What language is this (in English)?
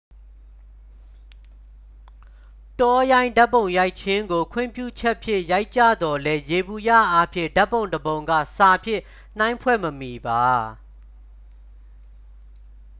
Burmese